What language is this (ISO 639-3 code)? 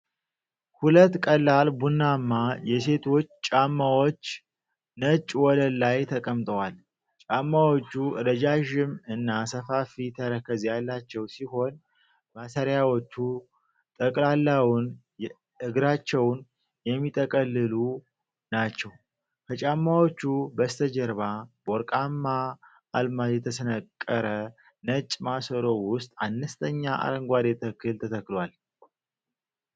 amh